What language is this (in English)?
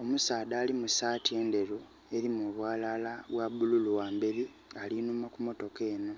Soga